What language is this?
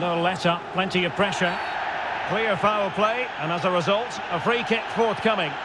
English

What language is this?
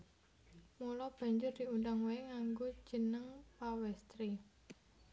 Javanese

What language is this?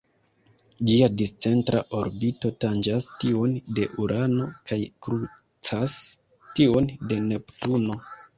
Esperanto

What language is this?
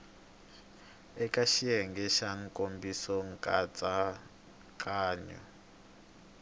Tsonga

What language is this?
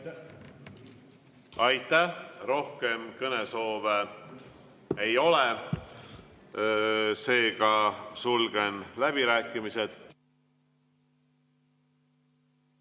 Estonian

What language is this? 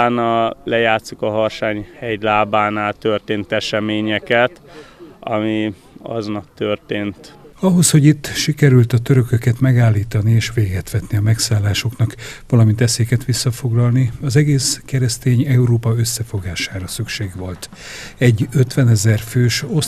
Hungarian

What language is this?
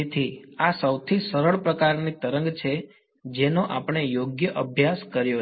Gujarati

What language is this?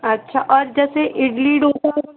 Hindi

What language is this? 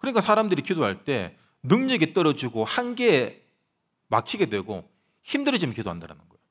Korean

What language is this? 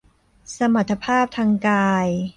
Thai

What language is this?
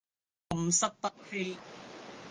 Cantonese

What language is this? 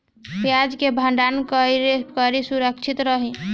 Bhojpuri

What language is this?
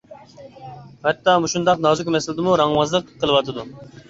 Uyghur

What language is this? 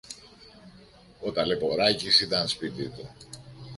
Greek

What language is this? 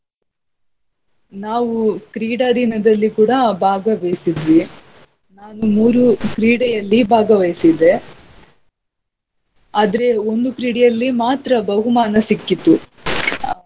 Kannada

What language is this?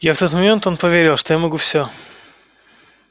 Russian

